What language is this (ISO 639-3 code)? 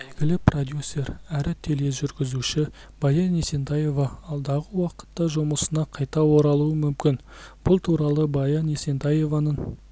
kaz